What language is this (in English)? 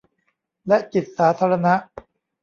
Thai